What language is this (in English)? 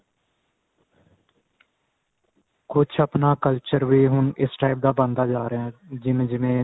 Punjabi